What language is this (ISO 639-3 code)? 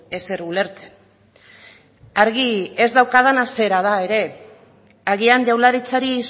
eus